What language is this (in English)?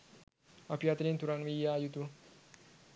Sinhala